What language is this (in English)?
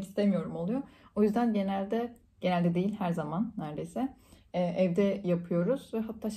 Turkish